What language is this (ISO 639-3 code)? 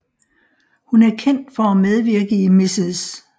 dan